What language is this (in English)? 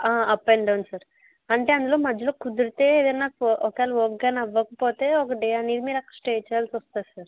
Telugu